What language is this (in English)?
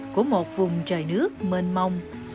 Vietnamese